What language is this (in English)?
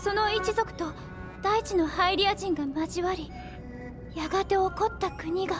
Japanese